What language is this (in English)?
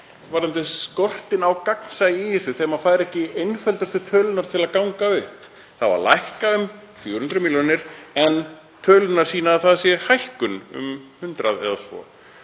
Icelandic